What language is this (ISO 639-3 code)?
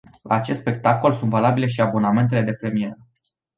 ron